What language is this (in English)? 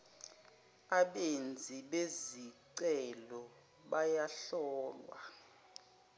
Zulu